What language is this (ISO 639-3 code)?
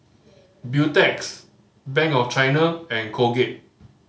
eng